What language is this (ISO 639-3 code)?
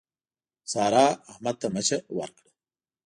pus